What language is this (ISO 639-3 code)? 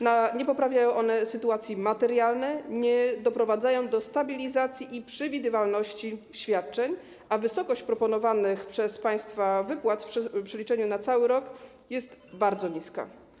pol